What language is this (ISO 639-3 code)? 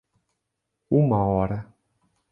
por